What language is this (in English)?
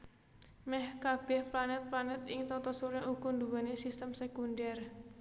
Javanese